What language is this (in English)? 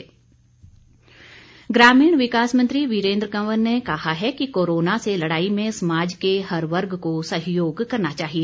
Hindi